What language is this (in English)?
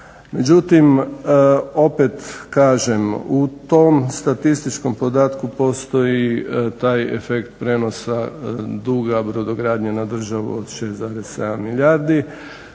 Croatian